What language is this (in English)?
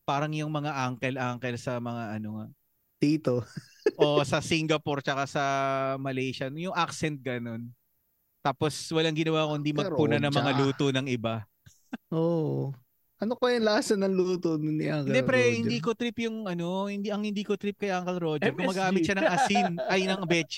Filipino